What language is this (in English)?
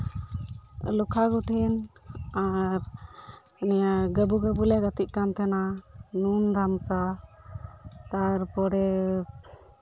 Santali